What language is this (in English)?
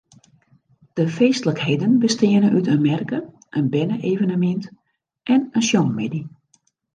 Western Frisian